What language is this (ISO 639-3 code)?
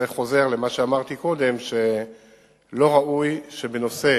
heb